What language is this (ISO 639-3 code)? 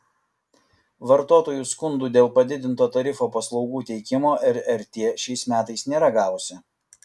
lit